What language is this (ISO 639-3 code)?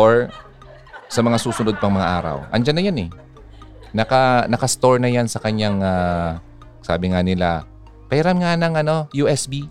fil